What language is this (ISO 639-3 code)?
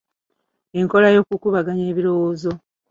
lug